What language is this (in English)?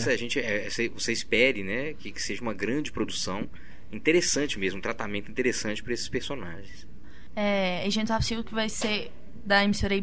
Portuguese